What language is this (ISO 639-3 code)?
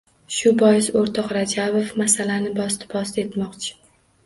uzb